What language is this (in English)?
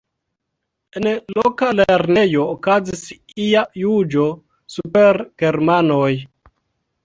Esperanto